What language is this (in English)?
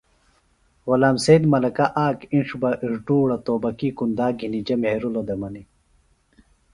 Phalura